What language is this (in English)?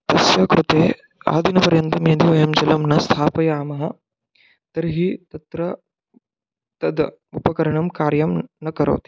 Sanskrit